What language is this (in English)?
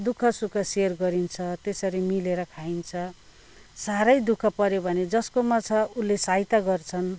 Nepali